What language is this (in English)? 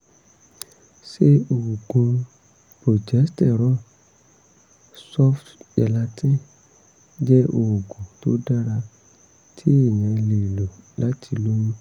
Yoruba